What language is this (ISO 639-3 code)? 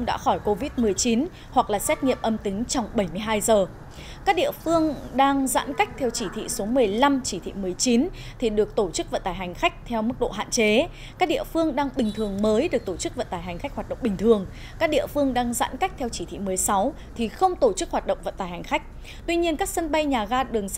vie